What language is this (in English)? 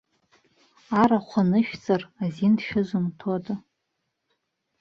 Abkhazian